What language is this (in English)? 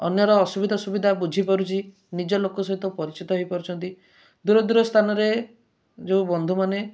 Odia